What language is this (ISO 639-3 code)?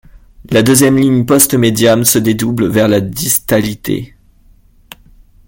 fra